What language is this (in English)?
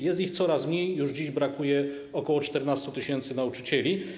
Polish